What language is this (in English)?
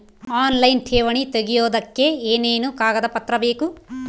Kannada